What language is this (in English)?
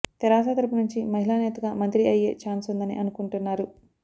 Telugu